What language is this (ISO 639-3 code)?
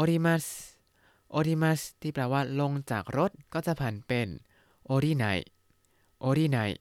tha